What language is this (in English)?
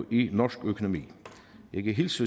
Danish